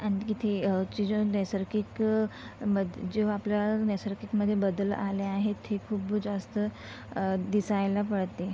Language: Marathi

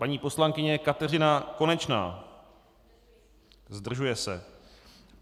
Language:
Czech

